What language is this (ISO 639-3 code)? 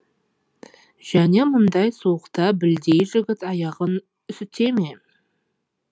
kaz